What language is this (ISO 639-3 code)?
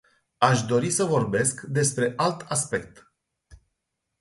ron